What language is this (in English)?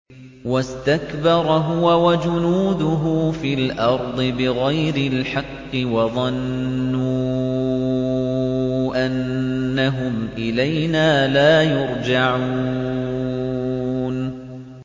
Arabic